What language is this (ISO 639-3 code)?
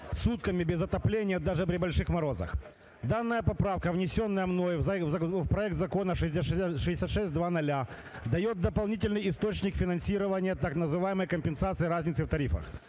ukr